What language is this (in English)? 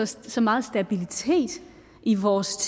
Danish